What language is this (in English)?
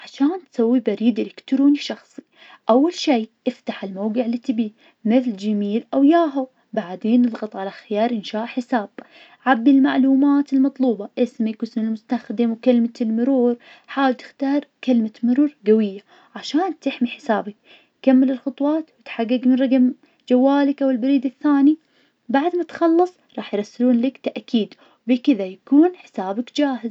Najdi Arabic